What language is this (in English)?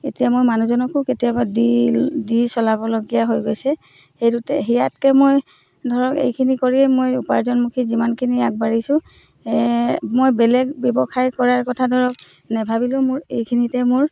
Assamese